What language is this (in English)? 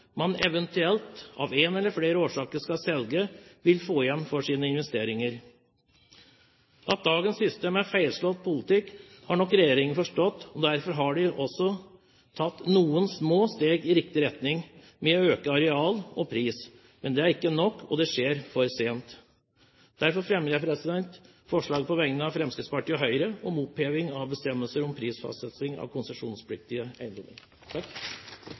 Norwegian Bokmål